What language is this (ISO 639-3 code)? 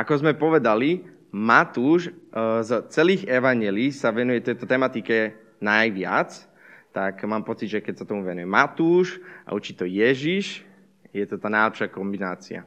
slk